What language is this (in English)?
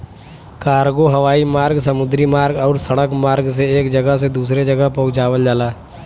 Bhojpuri